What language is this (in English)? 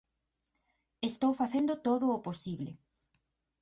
Galician